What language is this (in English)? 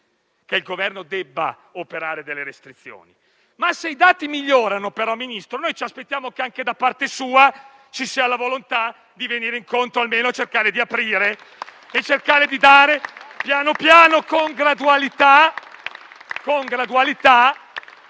Italian